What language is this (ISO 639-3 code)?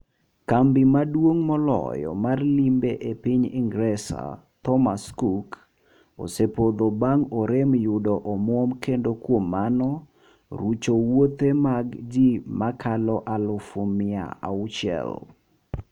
luo